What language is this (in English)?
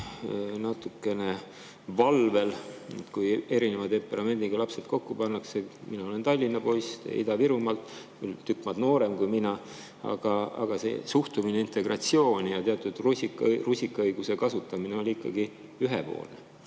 Estonian